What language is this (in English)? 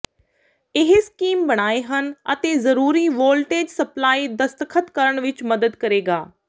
Punjabi